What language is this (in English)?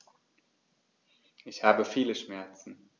German